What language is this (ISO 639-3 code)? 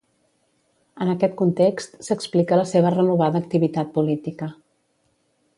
cat